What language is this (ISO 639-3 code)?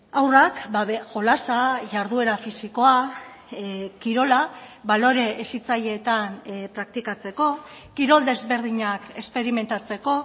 eus